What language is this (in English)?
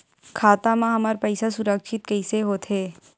Chhattisgarhi